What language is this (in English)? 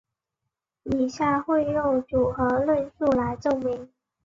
Chinese